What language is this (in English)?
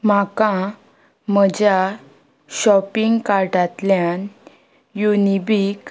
Konkani